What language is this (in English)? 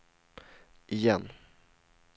Swedish